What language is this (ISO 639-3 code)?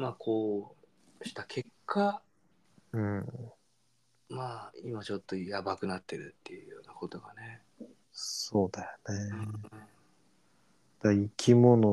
jpn